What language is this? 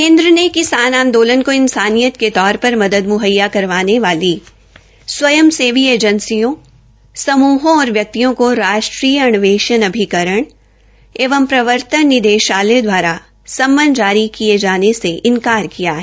Hindi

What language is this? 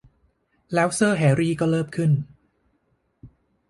Thai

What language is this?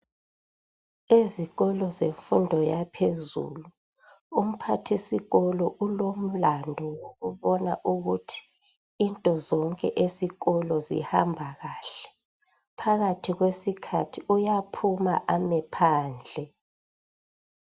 North Ndebele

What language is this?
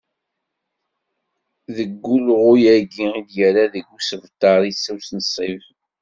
Kabyle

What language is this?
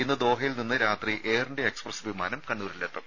Malayalam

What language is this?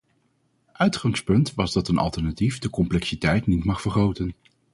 Dutch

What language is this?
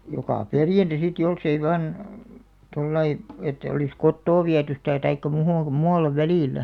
Finnish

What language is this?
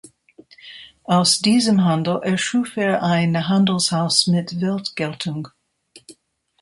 German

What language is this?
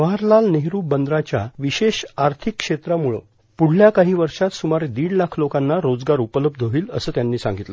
Marathi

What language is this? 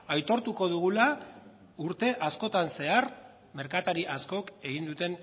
Basque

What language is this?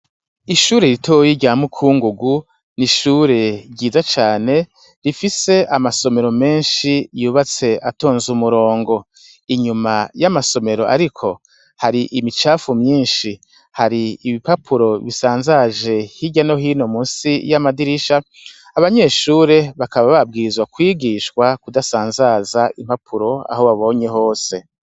Rundi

